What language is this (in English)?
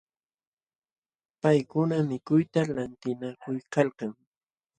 Jauja Wanca Quechua